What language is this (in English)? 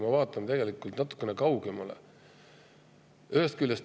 Estonian